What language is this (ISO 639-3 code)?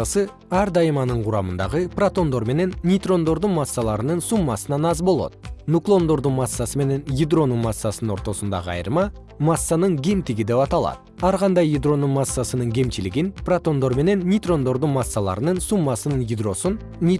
kir